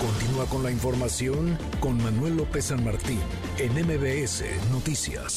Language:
Spanish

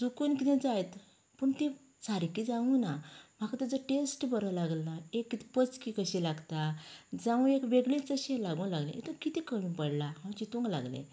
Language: Konkani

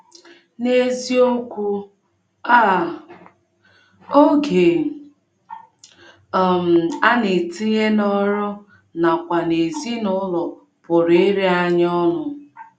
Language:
Igbo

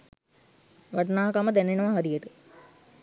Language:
Sinhala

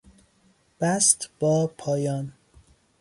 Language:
Persian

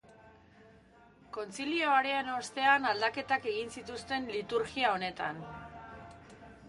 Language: Basque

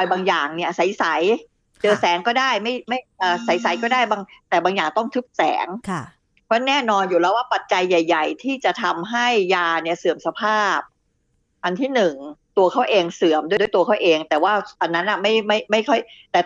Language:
Thai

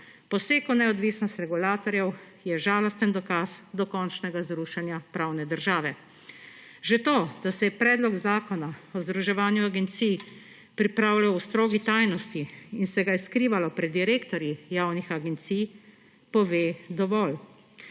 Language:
Slovenian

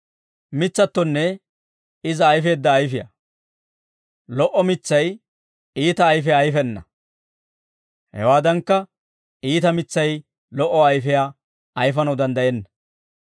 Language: Dawro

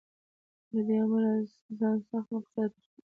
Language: Pashto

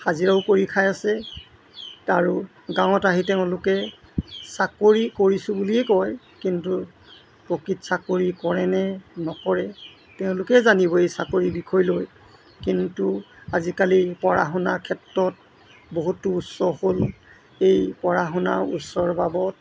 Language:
Assamese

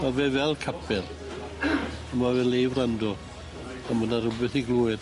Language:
Welsh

